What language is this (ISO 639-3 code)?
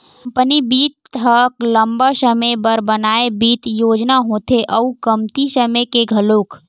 hne